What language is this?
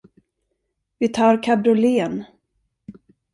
Swedish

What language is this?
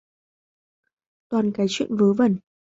Vietnamese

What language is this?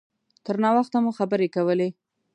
Pashto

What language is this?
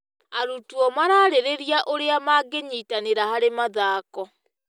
Kikuyu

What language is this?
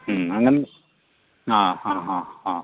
Kannada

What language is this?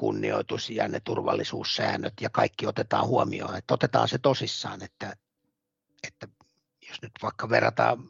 Finnish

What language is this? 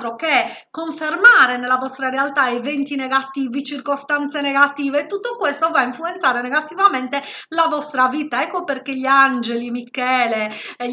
Italian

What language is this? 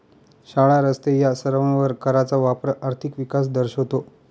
Marathi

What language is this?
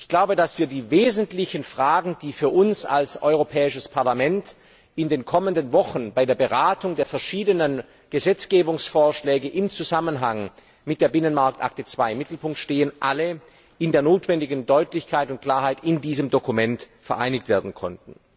German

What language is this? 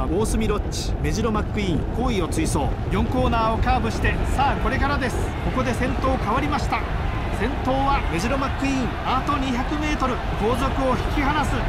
Japanese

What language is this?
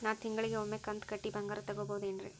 Kannada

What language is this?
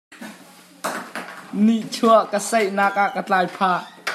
Hakha Chin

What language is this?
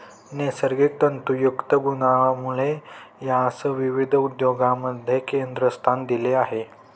Marathi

